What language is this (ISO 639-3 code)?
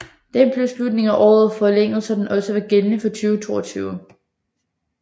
dan